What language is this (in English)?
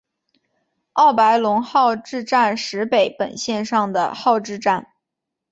Chinese